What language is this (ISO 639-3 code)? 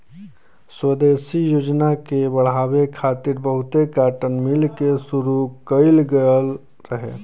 bho